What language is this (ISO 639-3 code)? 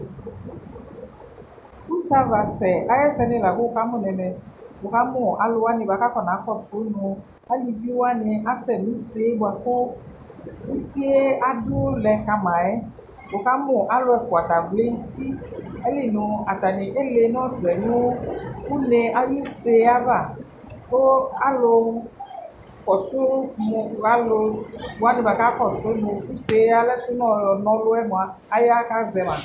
kpo